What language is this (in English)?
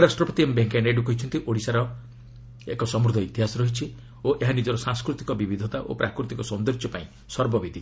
Odia